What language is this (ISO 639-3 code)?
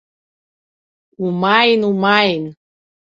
abk